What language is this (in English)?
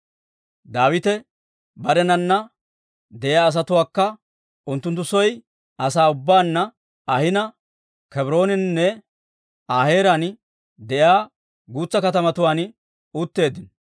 Dawro